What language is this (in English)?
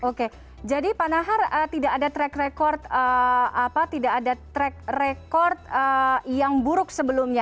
Indonesian